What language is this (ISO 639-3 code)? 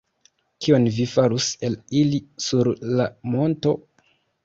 epo